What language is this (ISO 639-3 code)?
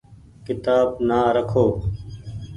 gig